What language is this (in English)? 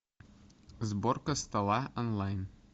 Russian